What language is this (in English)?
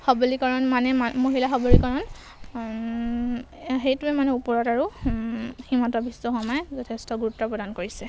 Assamese